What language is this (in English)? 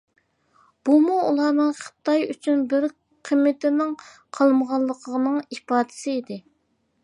Uyghur